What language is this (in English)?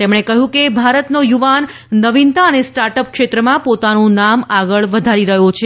Gujarati